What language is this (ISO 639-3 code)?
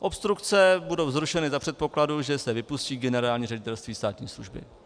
ces